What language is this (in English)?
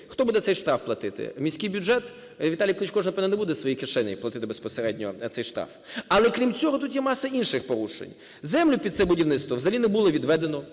Ukrainian